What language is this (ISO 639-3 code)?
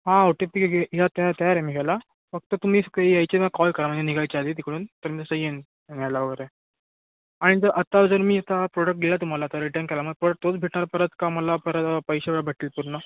mar